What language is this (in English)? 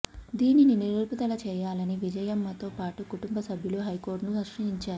Telugu